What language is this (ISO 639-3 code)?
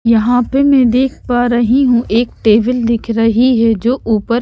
hin